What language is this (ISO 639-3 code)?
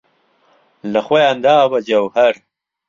ckb